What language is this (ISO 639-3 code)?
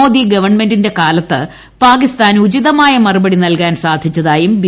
mal